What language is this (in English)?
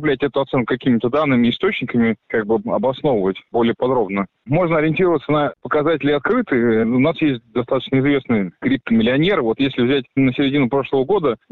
Russian